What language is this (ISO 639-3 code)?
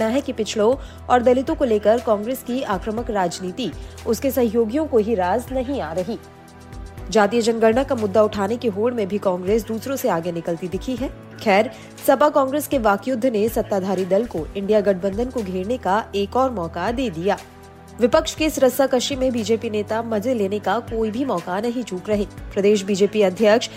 hin